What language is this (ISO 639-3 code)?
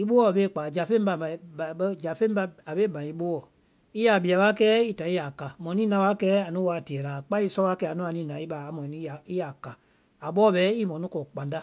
vai